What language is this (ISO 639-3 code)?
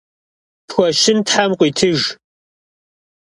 kbd